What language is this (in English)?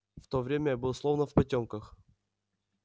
Russian